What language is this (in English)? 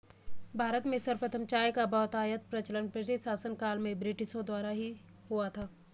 Hindi